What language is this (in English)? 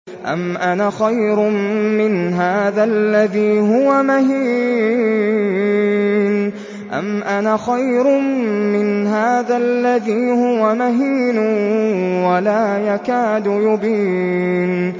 Arabic